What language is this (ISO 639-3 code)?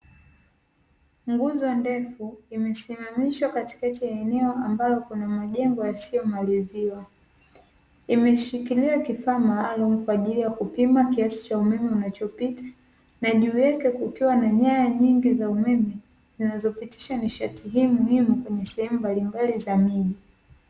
swa